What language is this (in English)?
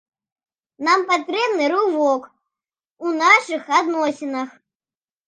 Belarusian